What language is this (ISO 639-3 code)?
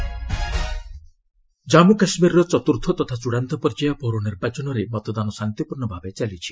ori